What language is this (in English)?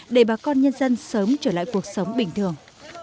Vietnamese